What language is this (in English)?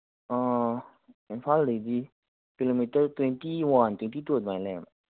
Manipuri